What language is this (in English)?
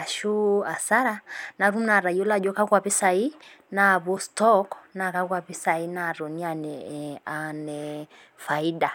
Masai